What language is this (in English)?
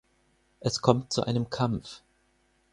German